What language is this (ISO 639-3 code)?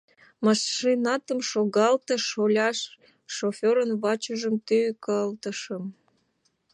chm